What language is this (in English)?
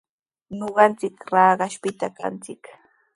Sihuas Ancash Quechua